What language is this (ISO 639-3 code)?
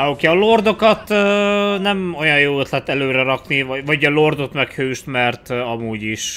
hun